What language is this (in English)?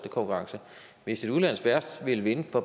Danish